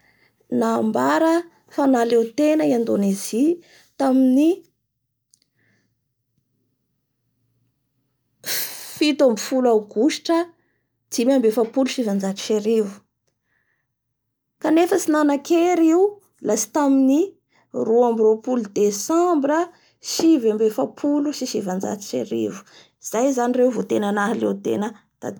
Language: Bara Malagasy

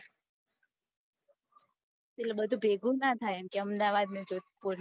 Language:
Gujarati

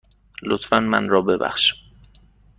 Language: Persian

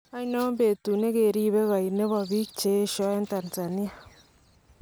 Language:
Kalenjin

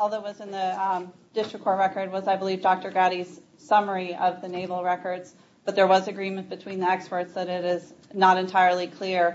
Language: English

